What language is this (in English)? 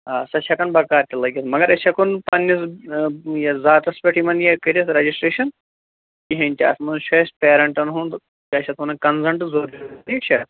Kashmiri